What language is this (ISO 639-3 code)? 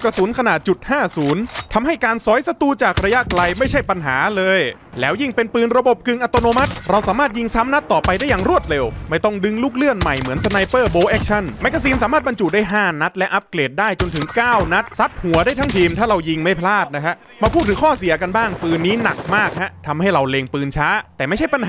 tha